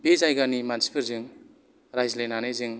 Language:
Bodo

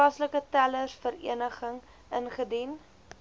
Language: Afrikaans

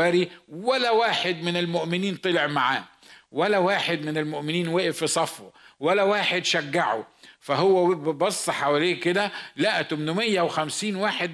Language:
Arabic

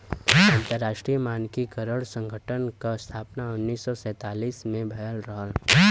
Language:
Bhojpuri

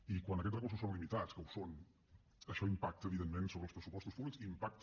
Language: Catalan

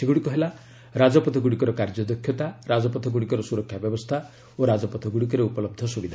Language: Odia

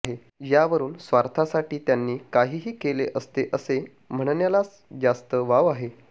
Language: Marathi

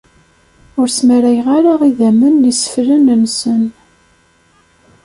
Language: Kabyle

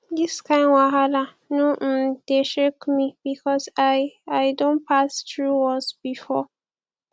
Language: Nigerian Pidgin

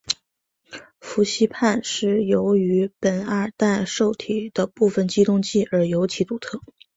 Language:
Chinese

